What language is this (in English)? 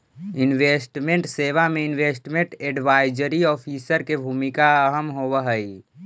Magahi